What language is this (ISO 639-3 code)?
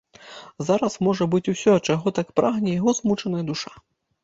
bel